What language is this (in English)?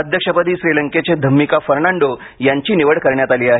Marathi